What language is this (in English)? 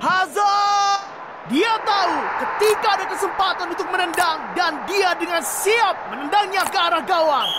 Indonesian